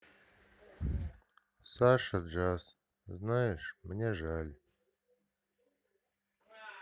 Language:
Russian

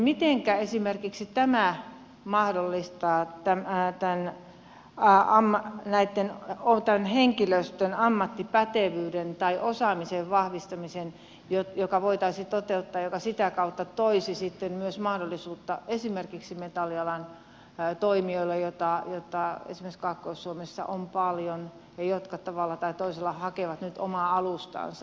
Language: Finnish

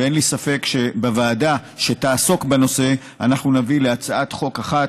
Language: Hebrew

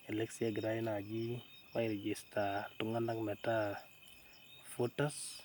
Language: Masai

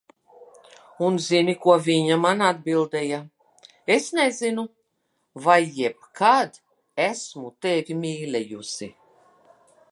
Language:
Latvian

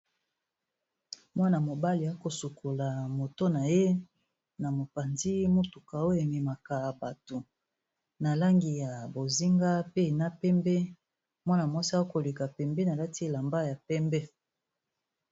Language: Lingala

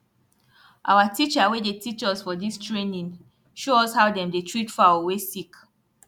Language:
Nigerian Pidgin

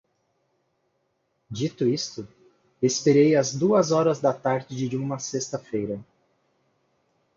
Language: Portuguese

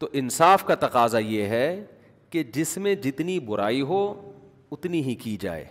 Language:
Urdu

